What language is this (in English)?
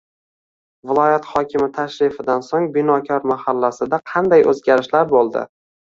Uzbek